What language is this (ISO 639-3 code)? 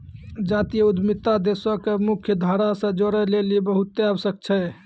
mai